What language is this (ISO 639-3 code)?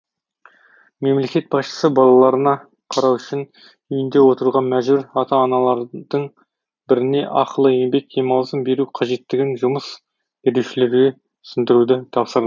kaz